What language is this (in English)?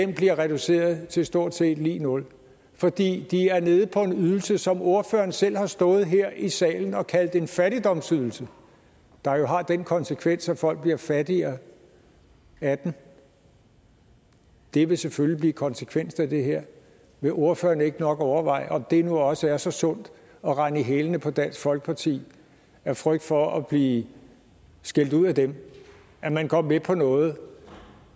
Danish